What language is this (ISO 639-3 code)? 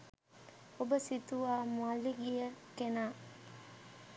sin